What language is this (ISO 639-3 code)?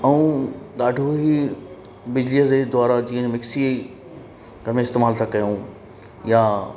snd